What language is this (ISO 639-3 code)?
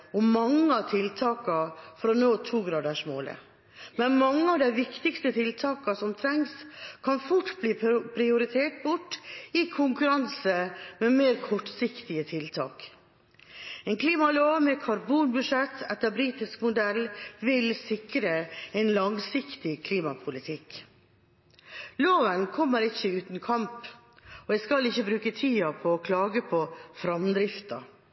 nob